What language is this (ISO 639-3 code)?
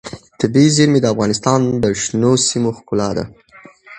pus